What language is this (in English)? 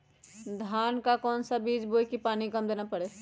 Magahi